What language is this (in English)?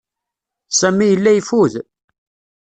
Kabyle